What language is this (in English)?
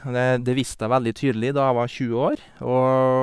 Norwegian